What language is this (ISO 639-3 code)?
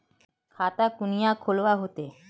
mag